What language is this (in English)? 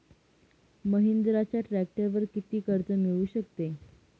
Marathi